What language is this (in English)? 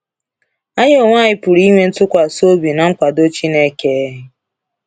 Igbo